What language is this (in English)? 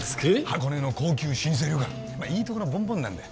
Japanese